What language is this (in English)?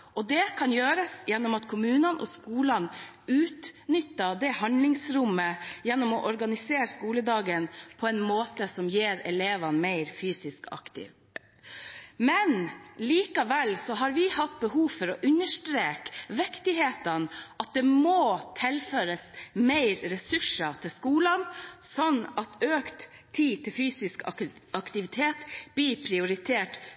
Norwegian Bokmål